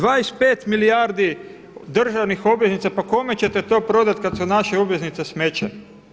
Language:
Croatian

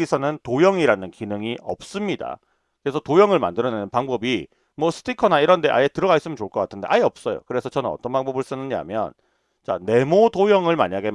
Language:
Korean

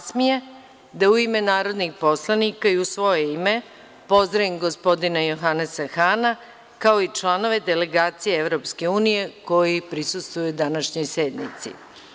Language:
Serbian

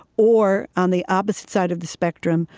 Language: English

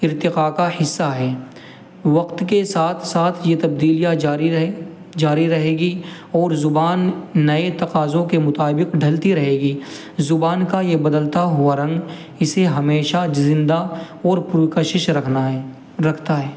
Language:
Urdu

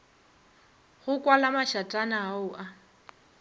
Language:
Northern Sotho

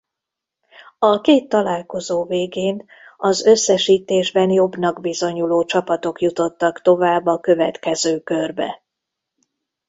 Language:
Hungarian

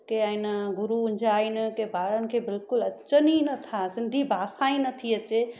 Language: Sindhi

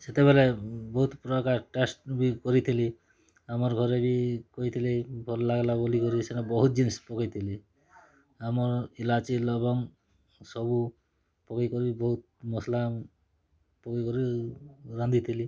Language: Odia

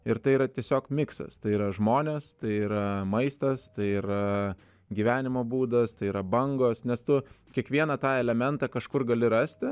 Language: Lithuanian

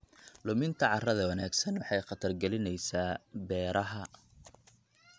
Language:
Somali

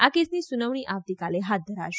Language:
Gujarati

